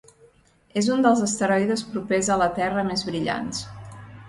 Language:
Catalan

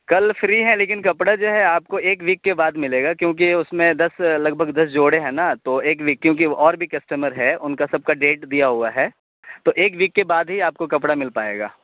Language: Urdu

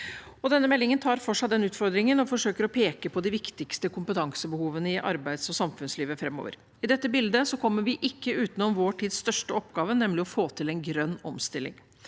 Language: Norwegian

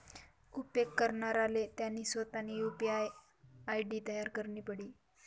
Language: Marathi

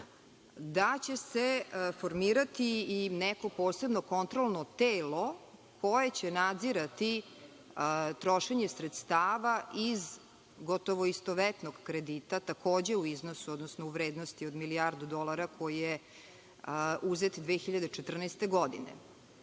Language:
Serbian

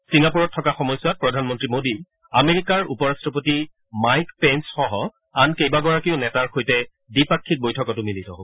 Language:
Assamese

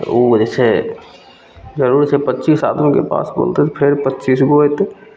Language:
Maithili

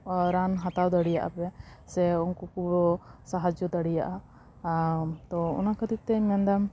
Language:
Santali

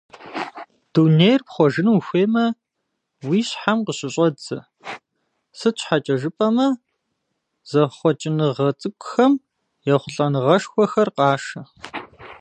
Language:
Kabardian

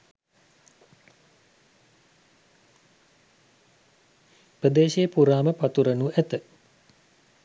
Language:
Sinhala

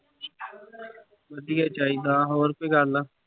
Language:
Punjabi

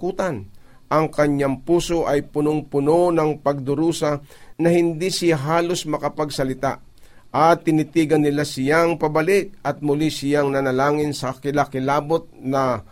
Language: Filipino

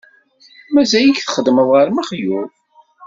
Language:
Kabyle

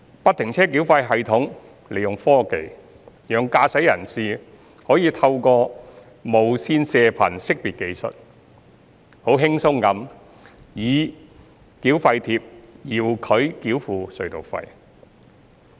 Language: Cantonese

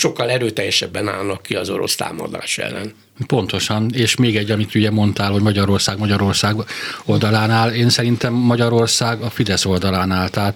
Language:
Hungarian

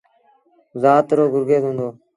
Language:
Sindhi Bhil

